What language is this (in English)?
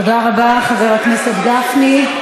Hebrew